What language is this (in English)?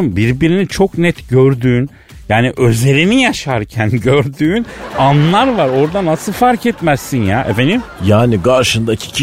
Turkish